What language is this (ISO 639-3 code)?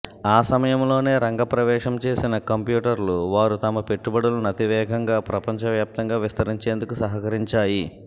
tel